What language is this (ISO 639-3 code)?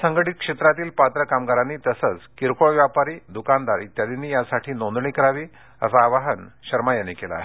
mar